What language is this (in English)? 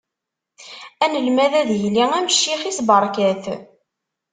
Kabyle